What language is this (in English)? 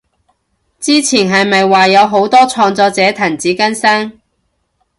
Cantonese